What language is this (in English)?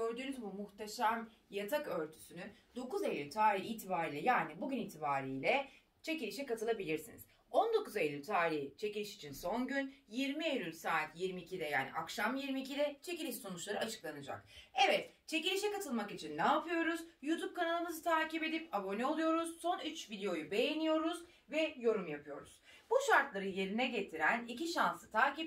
Turkish